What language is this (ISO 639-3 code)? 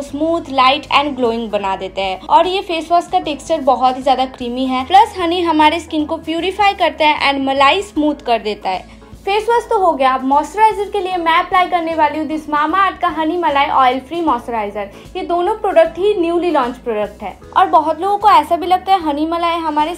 hin